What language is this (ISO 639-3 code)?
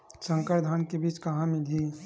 hne